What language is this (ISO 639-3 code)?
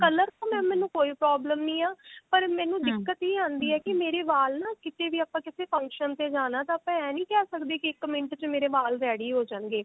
pan